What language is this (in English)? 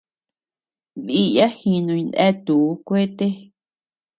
Tepeuxila Cuicatec